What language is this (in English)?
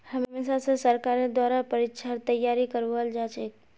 Magahi